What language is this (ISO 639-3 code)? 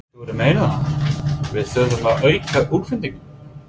isl